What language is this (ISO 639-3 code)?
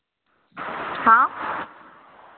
hin